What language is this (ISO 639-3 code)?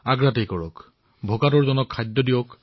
asm